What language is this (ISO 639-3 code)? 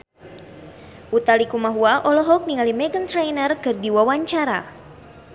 sun